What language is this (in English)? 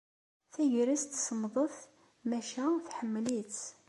Kabyle